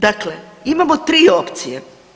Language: Croatian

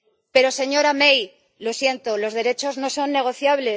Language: Spanish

